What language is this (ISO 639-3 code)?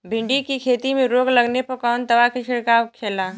bho